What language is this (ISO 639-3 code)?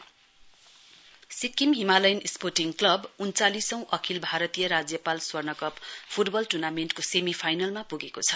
nep